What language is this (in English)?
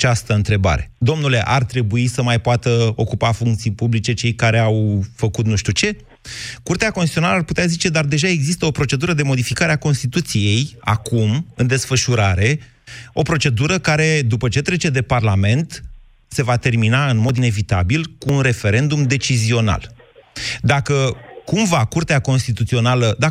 Romanian